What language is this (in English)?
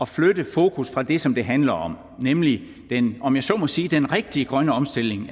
Danish